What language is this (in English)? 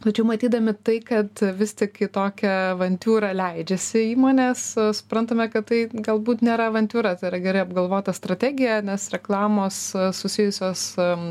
Lithuanian